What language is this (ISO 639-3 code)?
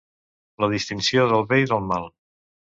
cat